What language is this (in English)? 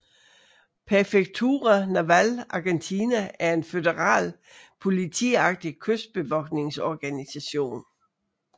Danish